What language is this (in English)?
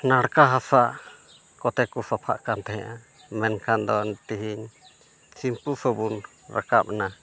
Santali